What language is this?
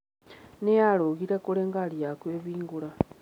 Kikuyu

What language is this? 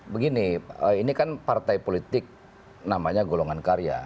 Indonesian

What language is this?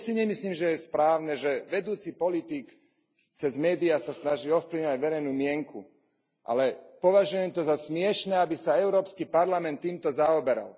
Slovak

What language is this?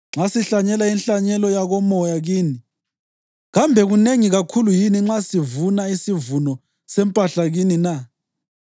North Ndebele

